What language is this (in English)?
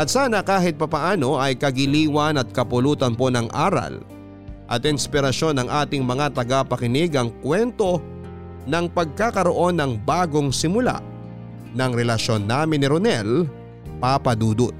Filipino